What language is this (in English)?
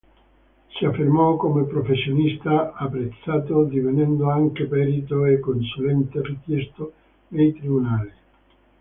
Italian